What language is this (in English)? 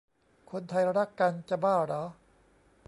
Thai